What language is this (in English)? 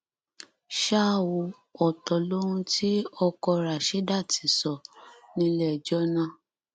Yoruba